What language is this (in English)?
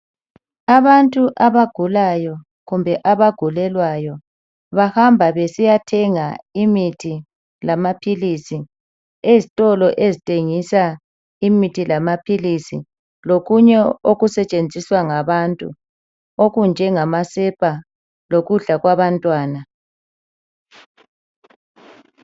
North Ndebele